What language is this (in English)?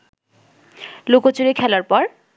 Bangla